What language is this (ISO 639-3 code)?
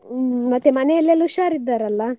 kan